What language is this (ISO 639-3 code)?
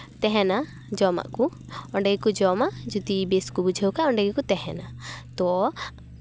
sat